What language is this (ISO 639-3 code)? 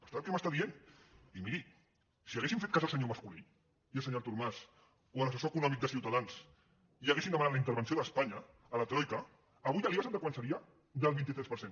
cat